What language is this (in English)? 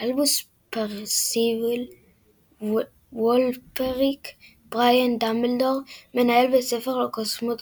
Hebrew